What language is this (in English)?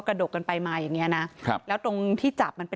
Thai